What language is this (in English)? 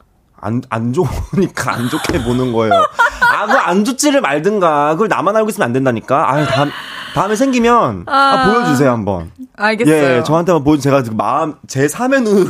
Korean